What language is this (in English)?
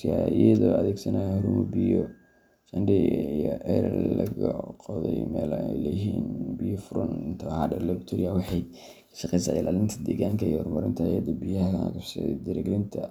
Somali